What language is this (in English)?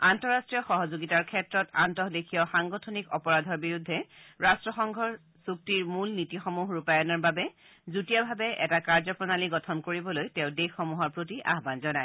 Assamese